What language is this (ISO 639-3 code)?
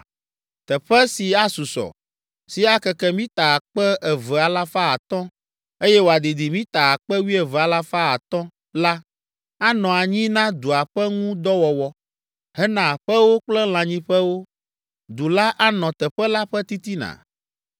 ewe